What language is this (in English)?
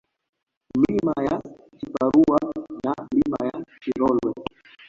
Swahili